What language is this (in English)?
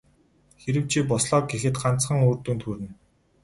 Mongolian